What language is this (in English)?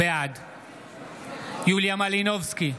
Hebrew